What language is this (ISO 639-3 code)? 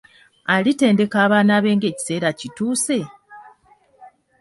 lug